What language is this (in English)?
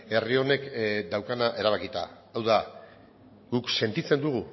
Basque